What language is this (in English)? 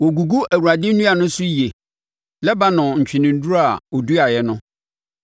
Akan